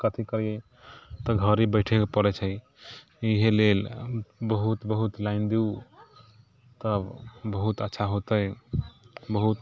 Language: Maithili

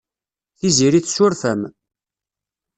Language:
Kabyle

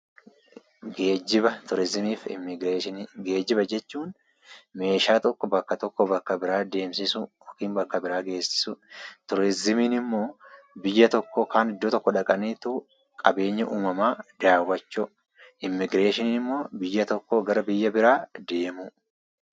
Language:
Oromo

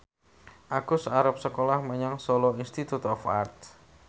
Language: Javanese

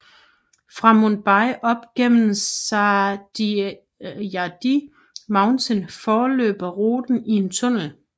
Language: Danish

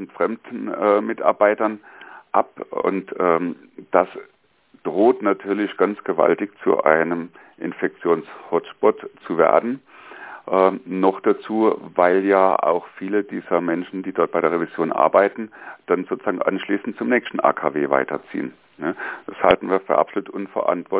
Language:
German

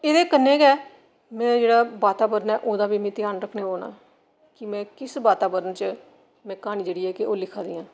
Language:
Dogri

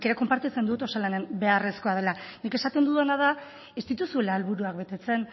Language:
Basque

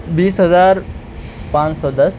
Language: Urdu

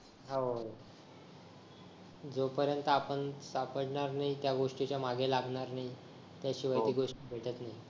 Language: Marathi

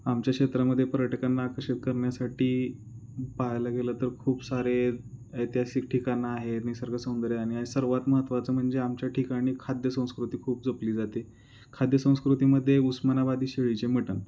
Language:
Marathi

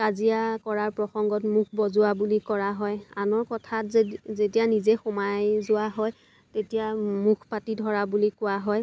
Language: Assamese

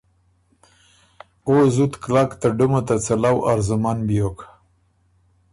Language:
Ormuri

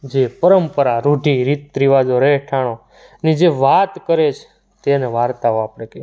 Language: Gujarati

